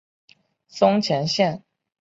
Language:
Chinese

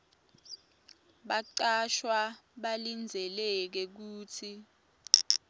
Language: Swati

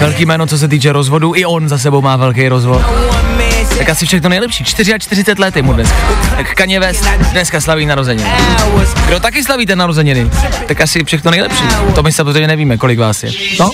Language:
Czech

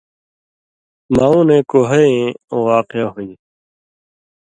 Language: Indus Kohistani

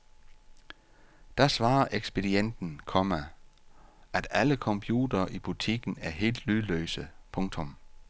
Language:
Danish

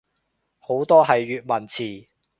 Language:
Cantonese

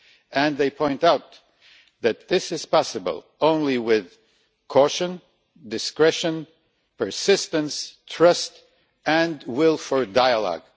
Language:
English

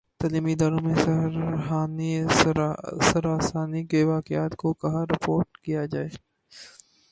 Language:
Urdu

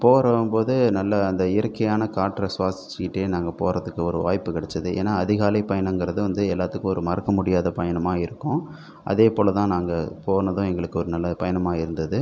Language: Tamil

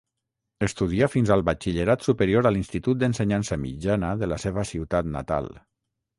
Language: Catalan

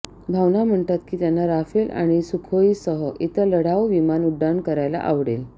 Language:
Marathi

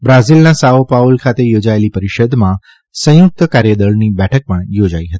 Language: Gujarati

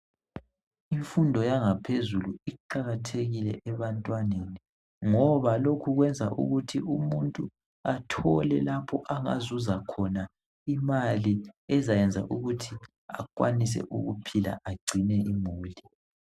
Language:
North Ndebele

